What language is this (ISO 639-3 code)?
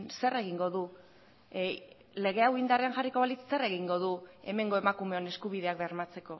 eus